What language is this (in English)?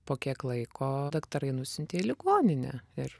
Lithuanian